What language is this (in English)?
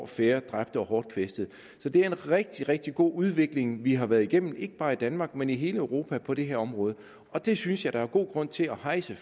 Danish